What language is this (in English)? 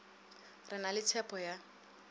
Northern Sotho